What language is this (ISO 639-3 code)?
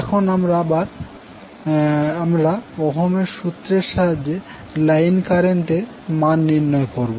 ben